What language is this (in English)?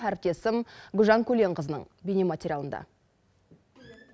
Kazakh